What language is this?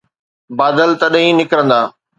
Sindhi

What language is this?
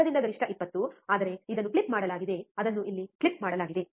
Kannada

